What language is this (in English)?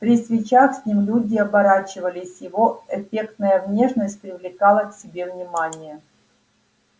Russian